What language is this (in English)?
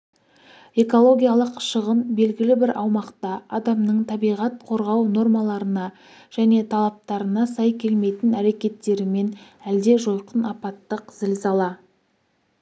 Kazakh